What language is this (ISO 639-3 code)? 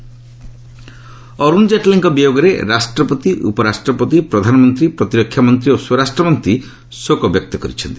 ori